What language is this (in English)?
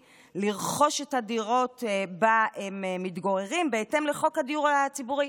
Hebrew